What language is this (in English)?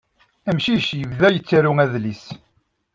Kabyle